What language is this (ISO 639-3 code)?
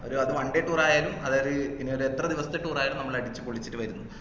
mal